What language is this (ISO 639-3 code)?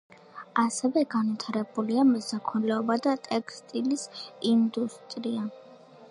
kat